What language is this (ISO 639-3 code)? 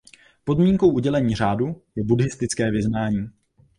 ces